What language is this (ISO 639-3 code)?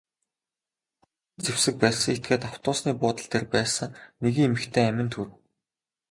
mon